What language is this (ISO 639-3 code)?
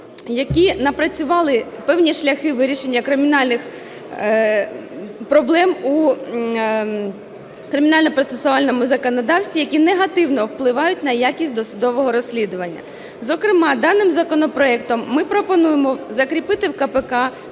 ukr